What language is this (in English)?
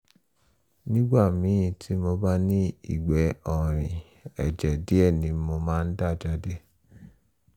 Yoruba